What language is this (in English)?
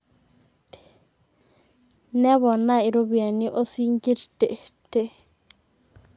Masai